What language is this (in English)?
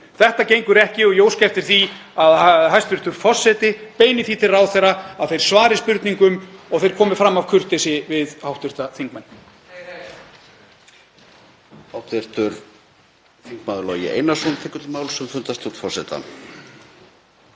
Icelandic